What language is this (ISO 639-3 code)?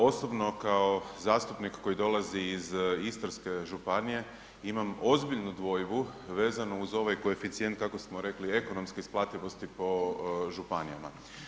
hrv